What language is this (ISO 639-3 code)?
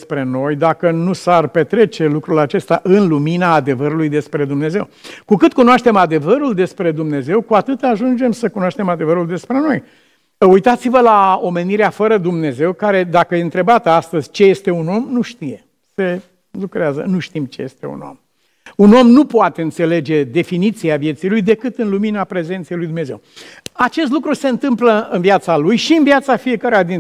ron